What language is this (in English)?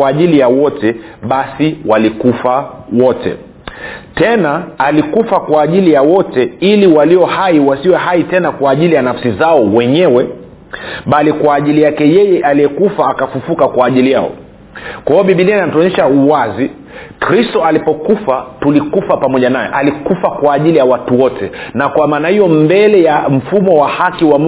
Swahili